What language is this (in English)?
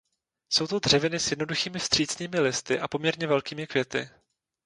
Czech